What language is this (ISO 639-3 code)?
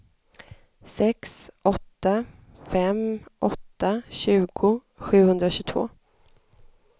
swe